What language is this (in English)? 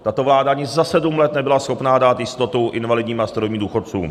Czech